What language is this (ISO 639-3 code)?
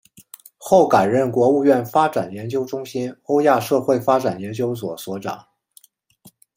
zho